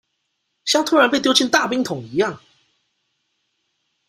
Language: Chinese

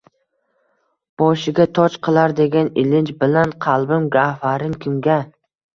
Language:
Uzbek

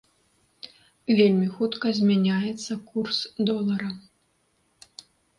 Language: Belarusian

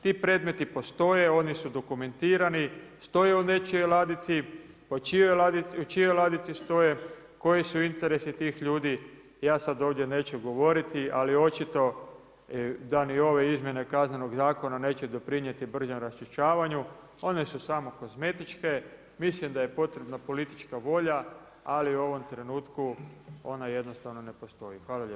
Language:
Croatian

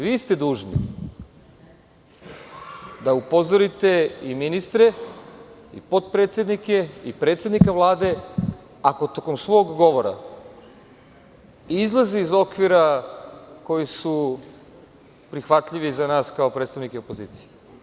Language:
Serbian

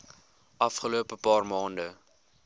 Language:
Afrikaans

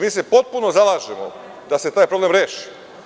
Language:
Serbian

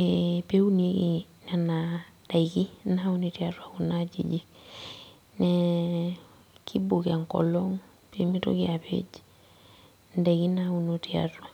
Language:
Masai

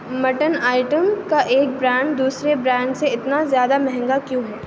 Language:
Urdu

